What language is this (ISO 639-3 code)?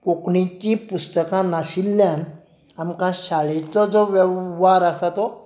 kok